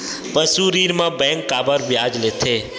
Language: Chhattisgarhi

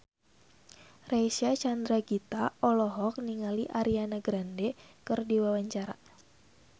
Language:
Sundanese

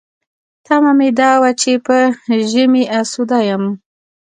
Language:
Pashto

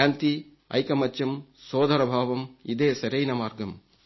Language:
Telugu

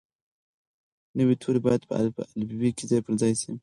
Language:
Pashto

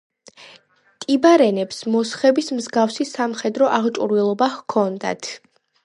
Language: Georgian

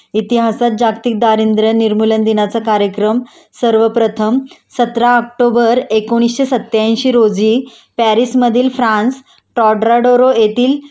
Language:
Marathi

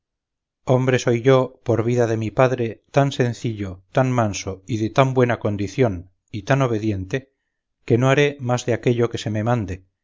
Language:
Spanish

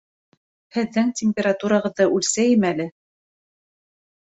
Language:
Bashkir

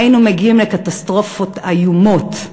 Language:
Hebrew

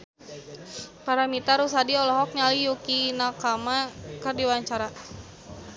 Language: Sundanese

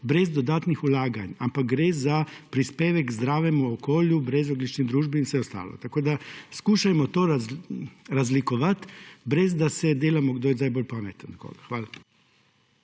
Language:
Slovenian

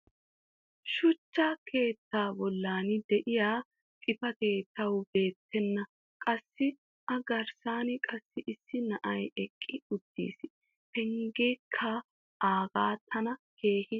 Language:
Wolaytta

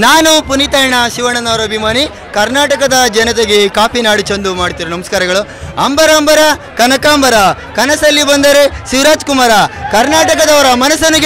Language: Indonesian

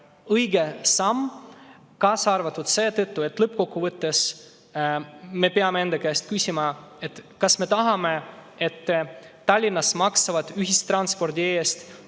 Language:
Estonian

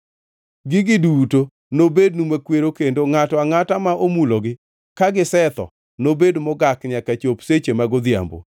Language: Luo (Kenya and Tanzania)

